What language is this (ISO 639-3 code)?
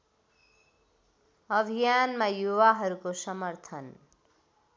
nep